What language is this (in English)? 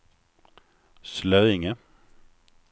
Swedish